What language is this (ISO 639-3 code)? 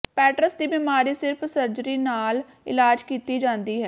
pan